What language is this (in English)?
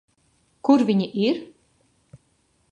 Latvian